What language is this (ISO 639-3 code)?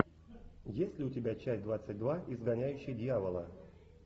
rus